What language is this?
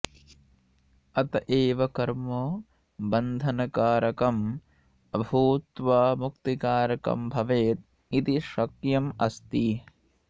Sanskrit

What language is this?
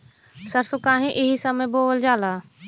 Bhojpuri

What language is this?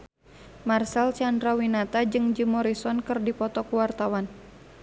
Sundanese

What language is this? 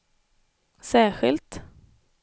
Swedish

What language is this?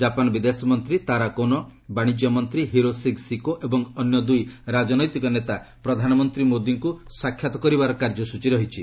Odia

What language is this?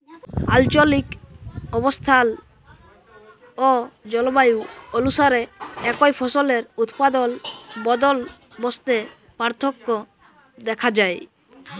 Bangla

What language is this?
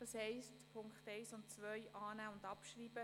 Swiss German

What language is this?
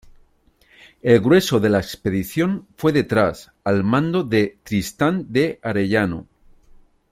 Spanish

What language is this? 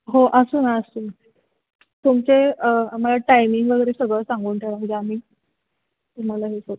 Marathi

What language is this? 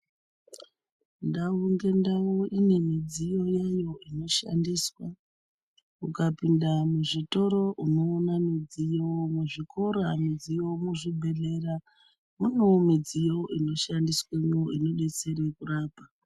Ndau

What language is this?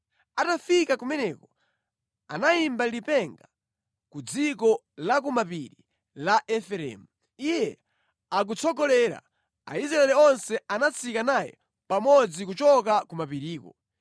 Nyanja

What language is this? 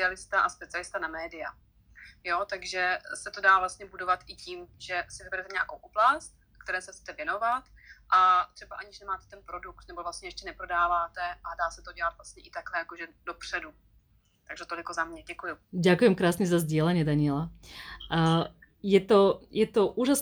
Slovak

